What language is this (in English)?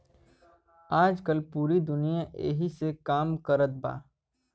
Bhojpuri